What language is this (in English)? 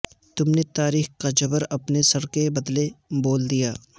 Urdu